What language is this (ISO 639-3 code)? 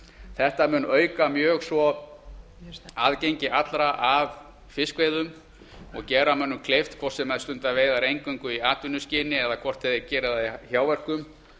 isl